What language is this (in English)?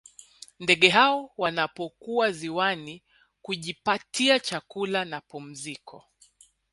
Swahili